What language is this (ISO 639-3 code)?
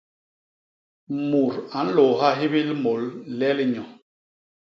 bas